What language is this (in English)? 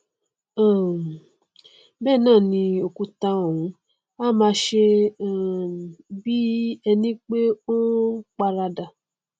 Yoruba